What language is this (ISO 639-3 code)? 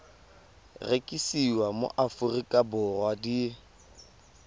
tsn